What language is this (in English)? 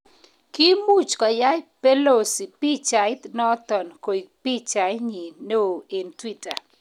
Kalenjin